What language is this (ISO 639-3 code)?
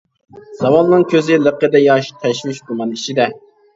uig